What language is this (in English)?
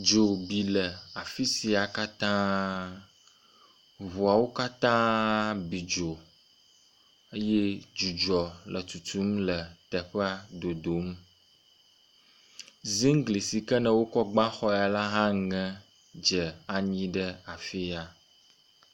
Ewe